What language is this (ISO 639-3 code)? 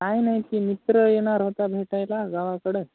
mar